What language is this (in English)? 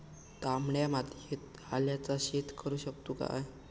Marathi